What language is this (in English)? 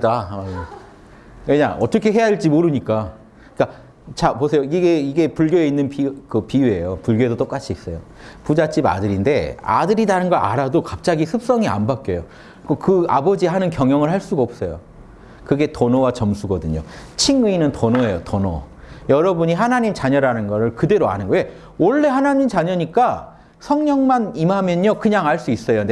Korean